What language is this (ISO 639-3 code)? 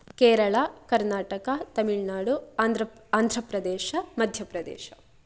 san